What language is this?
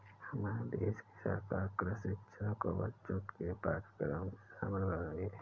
Hindi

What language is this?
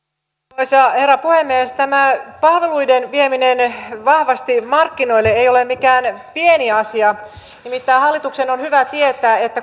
Finnish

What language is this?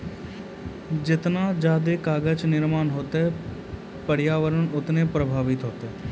Maithili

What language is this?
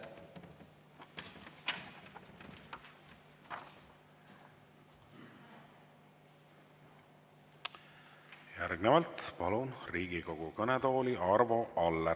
Estonian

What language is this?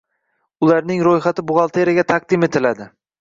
Uzbek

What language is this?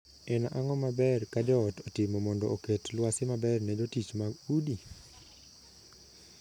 Luo (Kenya and Tanzania)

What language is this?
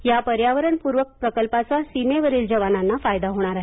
Marathi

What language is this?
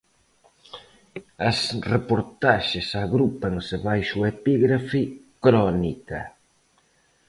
Galician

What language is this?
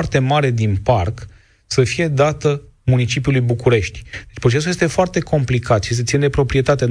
Romanian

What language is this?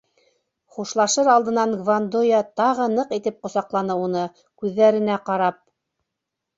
Bashkir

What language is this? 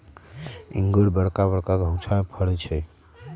Magahi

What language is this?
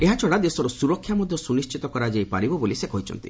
Odia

